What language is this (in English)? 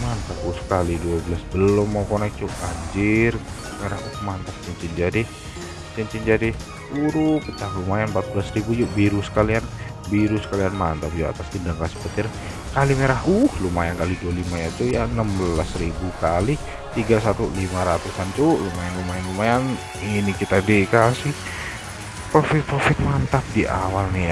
Indonesian